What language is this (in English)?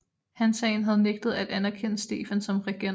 Danish